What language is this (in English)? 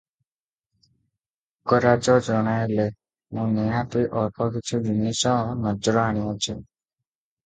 Odia